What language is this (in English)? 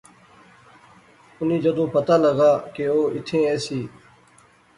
Pahari-Potwari